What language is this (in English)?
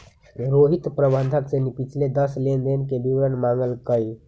Magahi